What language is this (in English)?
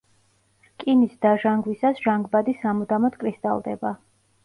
Georgian